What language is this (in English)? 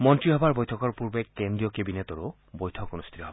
Assamese